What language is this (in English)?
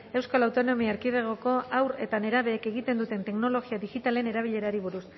Basque